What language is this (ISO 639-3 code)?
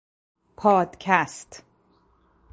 fas